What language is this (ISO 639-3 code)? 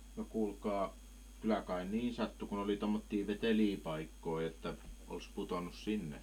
fin